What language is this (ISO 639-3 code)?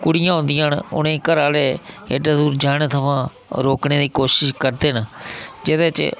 doi